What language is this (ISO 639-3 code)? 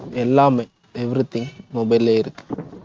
tam